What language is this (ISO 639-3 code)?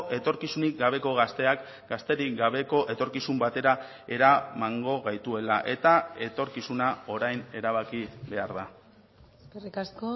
eus